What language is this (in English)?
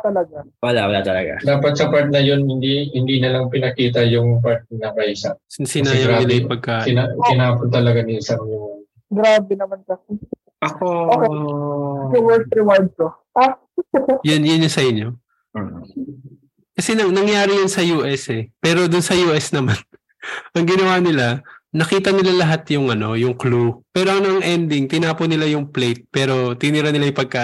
Filipino